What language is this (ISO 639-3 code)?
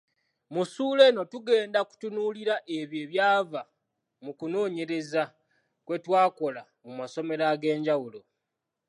lug